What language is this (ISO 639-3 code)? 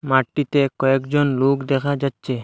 ben